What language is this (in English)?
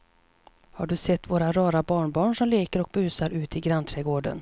Swedish